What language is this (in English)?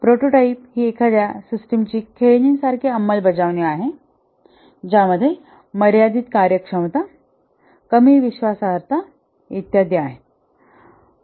Marathi